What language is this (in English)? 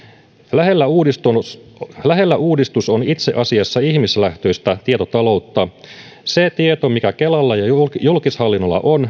Finnish